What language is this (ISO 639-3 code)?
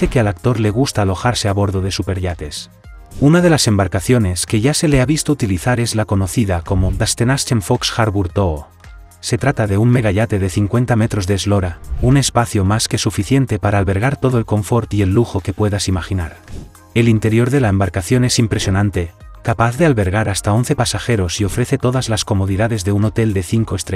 spa